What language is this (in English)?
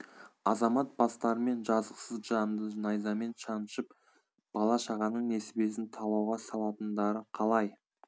Kazakh